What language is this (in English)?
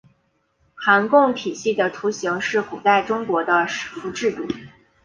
Chinese